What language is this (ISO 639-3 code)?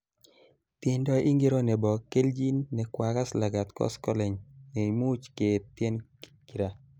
kln